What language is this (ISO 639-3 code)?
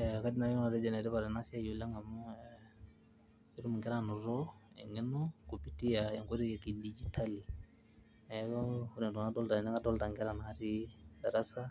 mas